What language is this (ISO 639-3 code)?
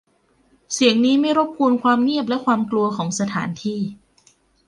tha